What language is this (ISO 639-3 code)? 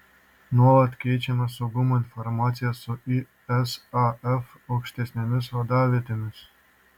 lit